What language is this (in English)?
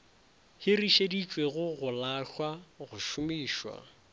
Northern Sotho